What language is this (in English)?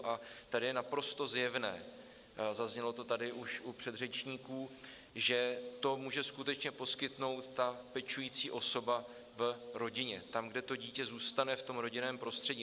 Czech